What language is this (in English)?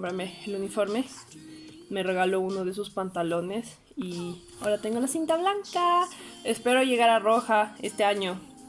Spanish